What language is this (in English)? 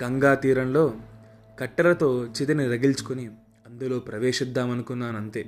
Telugu